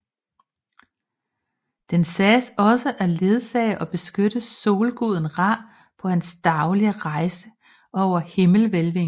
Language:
Danish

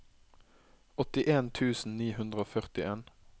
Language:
Norwegian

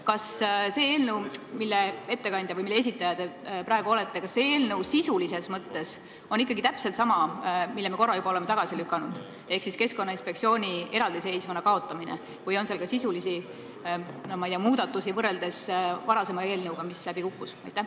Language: Estonian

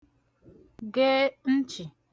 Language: Igbo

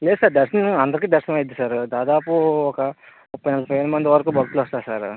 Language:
Telugu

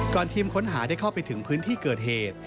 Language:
Thai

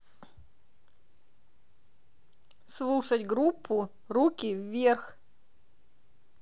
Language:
Russian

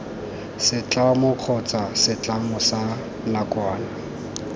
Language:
Tswana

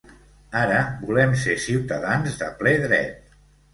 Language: Catalan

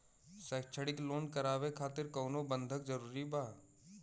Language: Bhojpuri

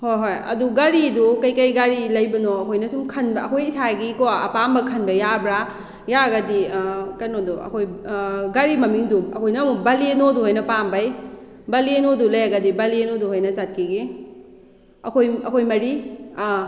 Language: Manipuri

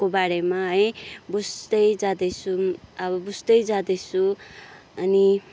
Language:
Nepali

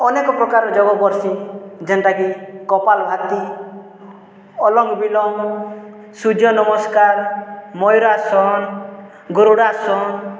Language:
Odia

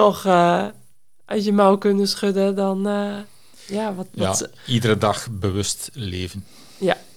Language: Dutch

